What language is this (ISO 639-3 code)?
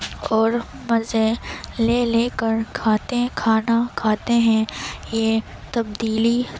urd